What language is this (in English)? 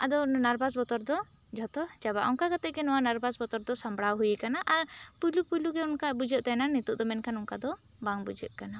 Santali